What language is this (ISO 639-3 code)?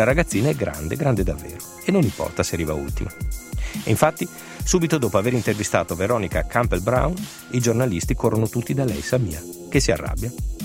ita